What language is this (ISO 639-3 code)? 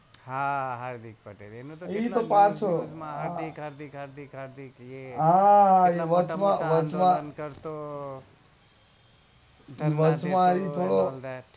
guj